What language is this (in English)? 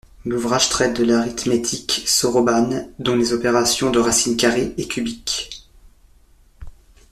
French